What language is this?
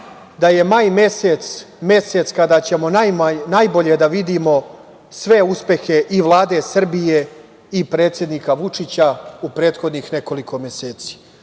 Serbian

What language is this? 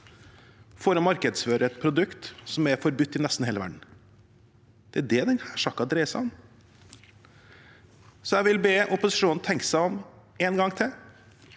Norwegian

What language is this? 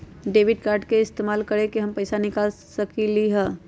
Magahi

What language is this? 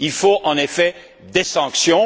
French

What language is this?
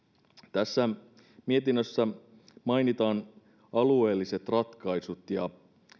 Finnish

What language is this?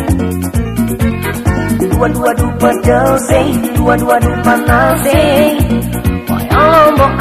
Indonesian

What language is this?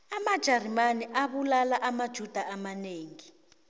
South Ndebele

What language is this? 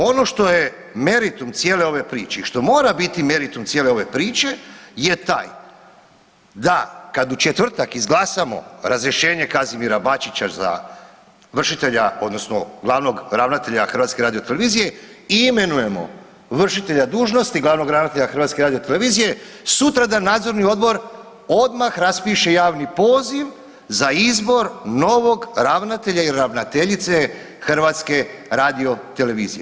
Croatian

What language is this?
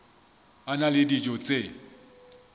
Southern Sotho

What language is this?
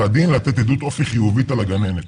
Hebrew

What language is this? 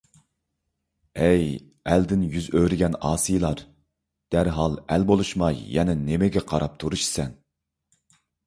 Uyghur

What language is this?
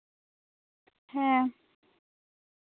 Santali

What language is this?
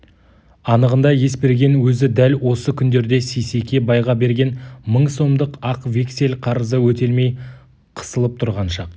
Kazakh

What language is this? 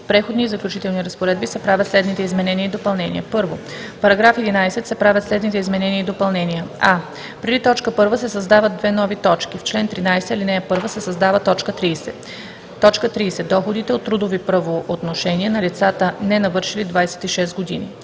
Bulgarian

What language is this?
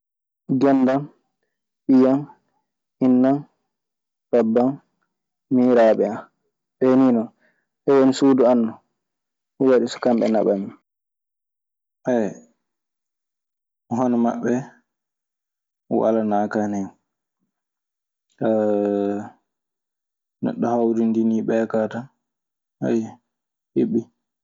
Maasina Fulfulde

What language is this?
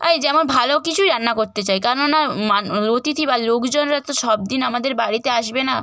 Bangla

